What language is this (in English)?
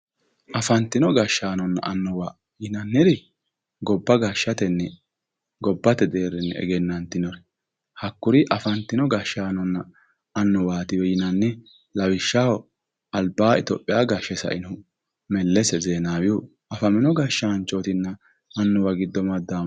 Sidamo